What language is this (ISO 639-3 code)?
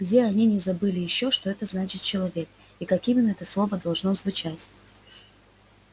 rus